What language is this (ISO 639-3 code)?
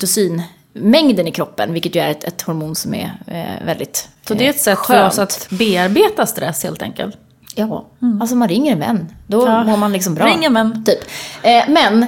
swe